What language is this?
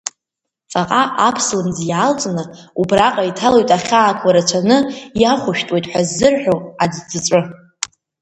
Abkhazian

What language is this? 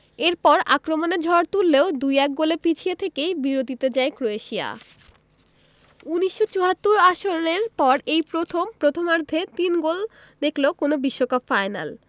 Bangla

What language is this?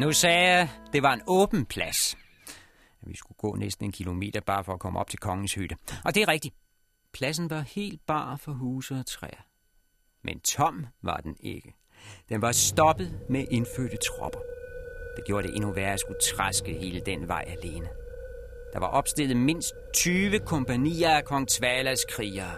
Danish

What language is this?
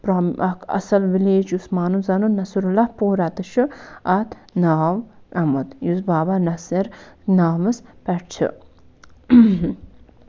Kashmiri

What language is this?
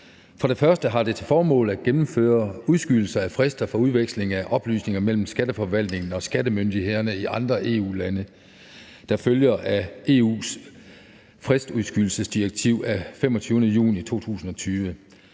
Danish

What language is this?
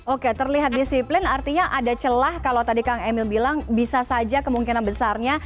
Indonesian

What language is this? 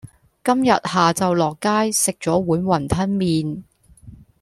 Cantonese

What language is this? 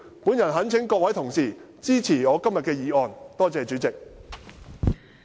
Cantonese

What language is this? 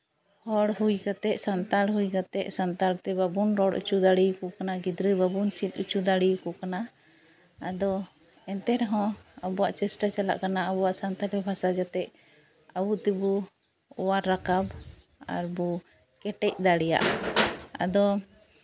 Santali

